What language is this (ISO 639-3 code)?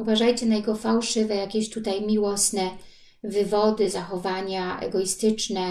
pol